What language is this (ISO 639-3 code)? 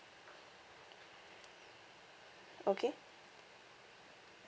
eng